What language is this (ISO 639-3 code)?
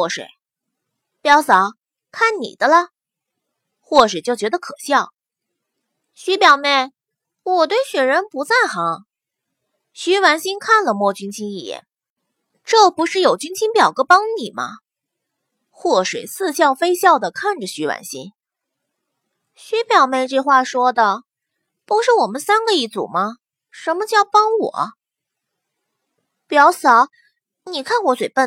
zho